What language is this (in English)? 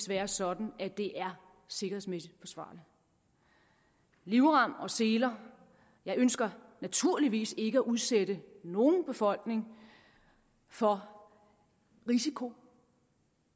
Danish